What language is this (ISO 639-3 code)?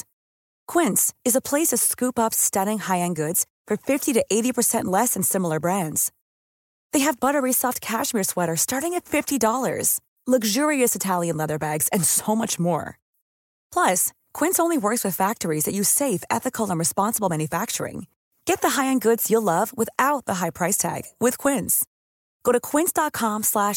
swe